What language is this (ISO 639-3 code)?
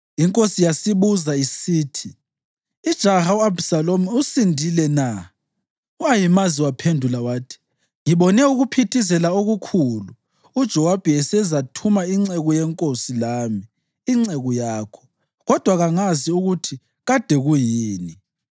nde